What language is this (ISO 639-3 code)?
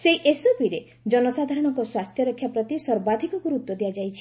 ori